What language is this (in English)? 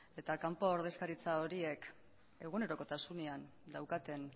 Basque